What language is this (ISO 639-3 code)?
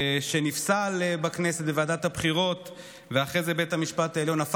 heb